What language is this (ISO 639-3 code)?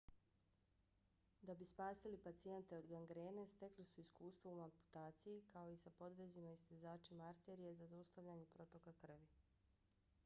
bos